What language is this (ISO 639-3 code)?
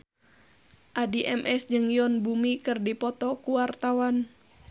sun